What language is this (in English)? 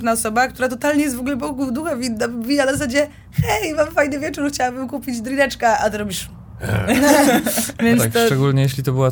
Polish